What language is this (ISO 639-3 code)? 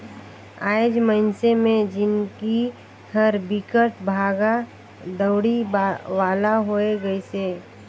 hne